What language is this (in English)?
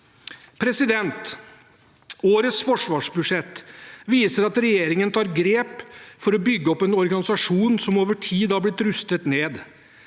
Norwegian